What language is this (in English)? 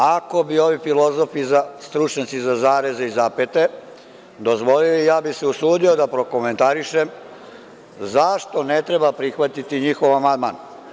Serbian